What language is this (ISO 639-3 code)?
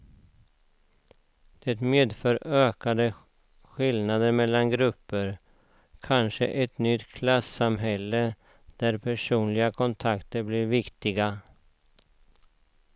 swe